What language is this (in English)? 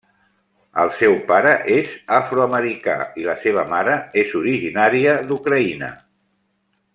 Catalan